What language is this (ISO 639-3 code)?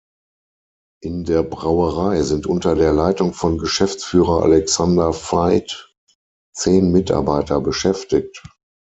deu